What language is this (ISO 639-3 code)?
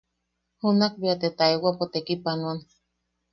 yaq